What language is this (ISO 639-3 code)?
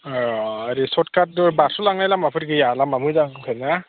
brx